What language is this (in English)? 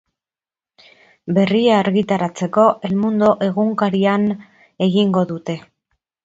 Basque